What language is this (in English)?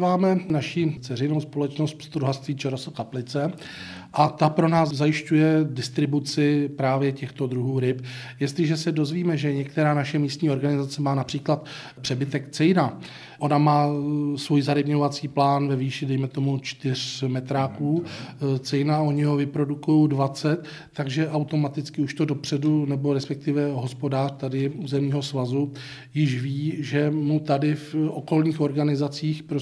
Czech